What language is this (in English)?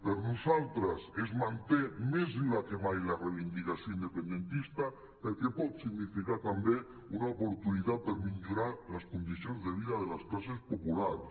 Catalan